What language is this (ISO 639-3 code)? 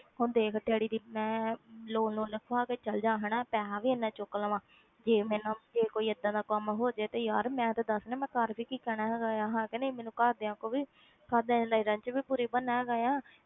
pan